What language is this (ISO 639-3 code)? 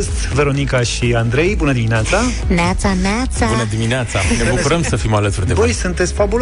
ron